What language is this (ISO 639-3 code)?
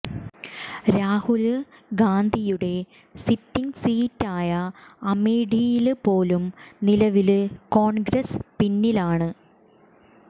mal